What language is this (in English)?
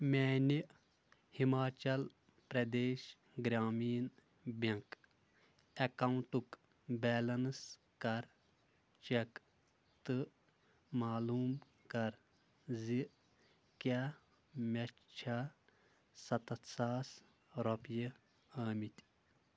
Kashmiri